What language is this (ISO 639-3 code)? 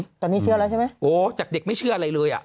tha